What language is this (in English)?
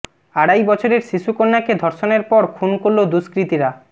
Bangla